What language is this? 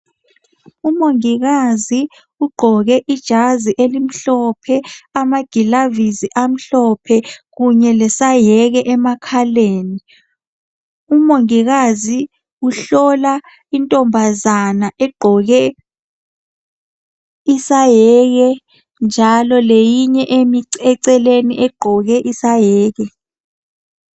North Ndebele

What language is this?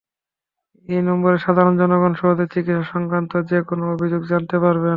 Bangla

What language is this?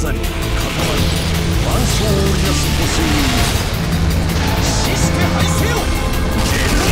Japanese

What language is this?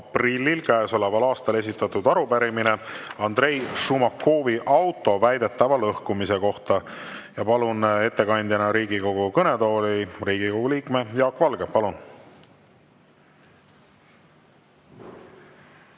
Estonian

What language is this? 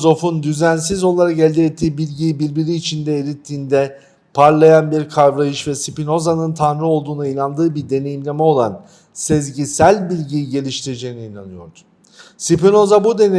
Turkish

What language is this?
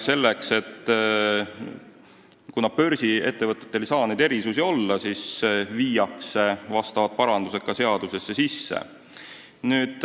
Estonian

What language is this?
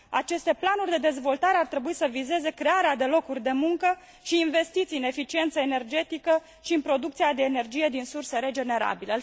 Romanian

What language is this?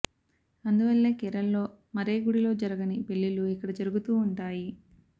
Telugu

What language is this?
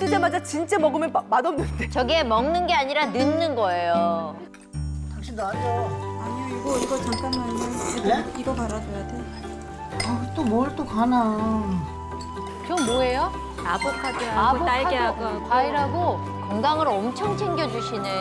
Korean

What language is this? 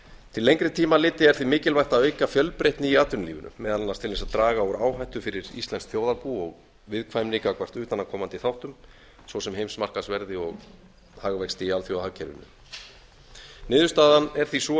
Icelandic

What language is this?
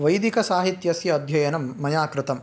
Sanskrit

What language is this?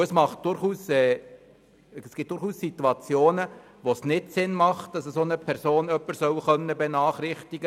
Swiss German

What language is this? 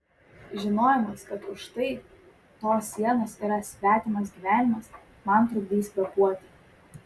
Lithuanian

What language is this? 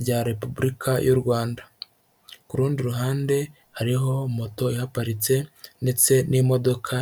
Kinyarwanda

